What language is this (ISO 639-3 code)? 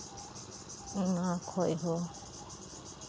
sat